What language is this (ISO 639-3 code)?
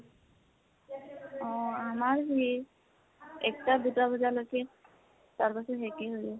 asm